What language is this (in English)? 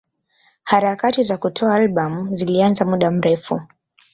Swahili